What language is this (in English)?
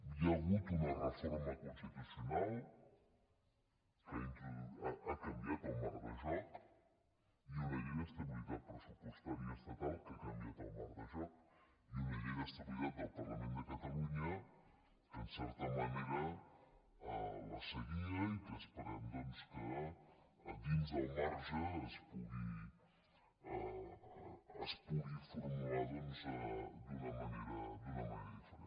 Catalan